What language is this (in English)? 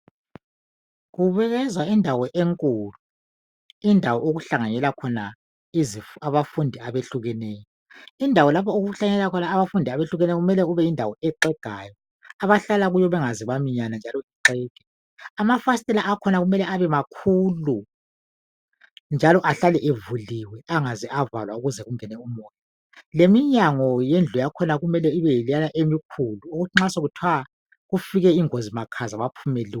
North Ndebele